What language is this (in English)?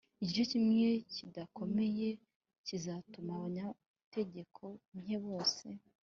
Kinyarwanda